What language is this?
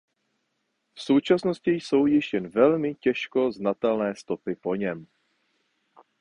Czech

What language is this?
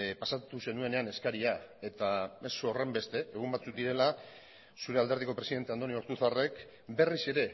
Basque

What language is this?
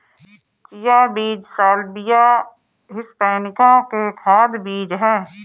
Hindi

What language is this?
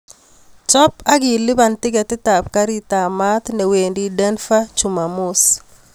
Kalenjin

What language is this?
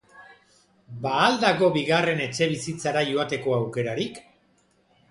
Basque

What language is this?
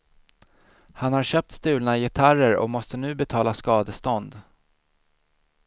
Swedish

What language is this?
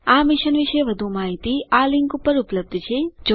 Gujarati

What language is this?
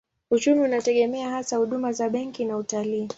Swahili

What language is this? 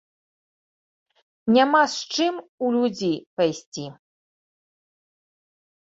Belarusian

